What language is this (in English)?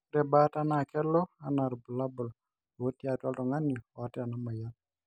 Masai